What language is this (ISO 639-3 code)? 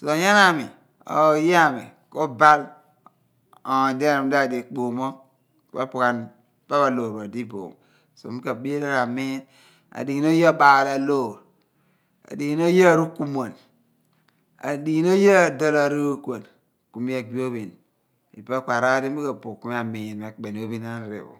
abn